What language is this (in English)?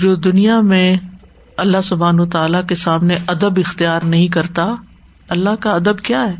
Urdu